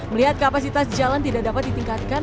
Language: Indonesian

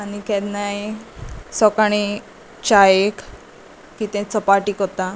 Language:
Konkani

